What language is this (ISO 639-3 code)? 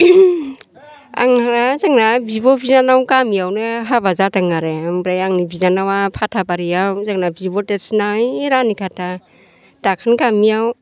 brx